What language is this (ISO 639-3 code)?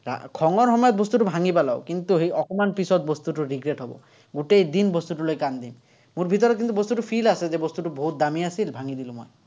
asm